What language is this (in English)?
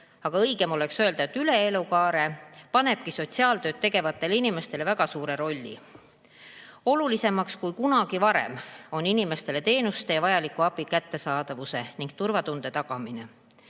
Estonian